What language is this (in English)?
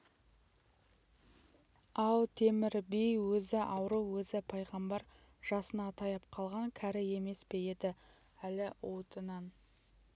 Kazakh